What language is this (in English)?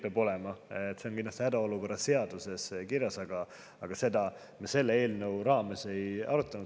Estonian